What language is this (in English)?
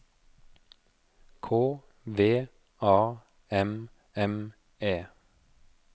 Norwegian